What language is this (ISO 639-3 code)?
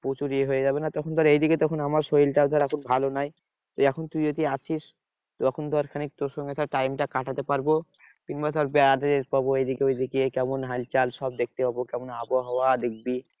ben